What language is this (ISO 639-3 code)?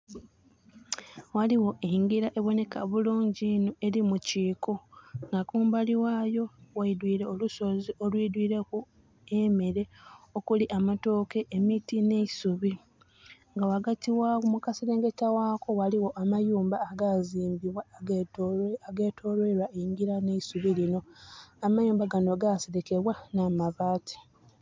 xog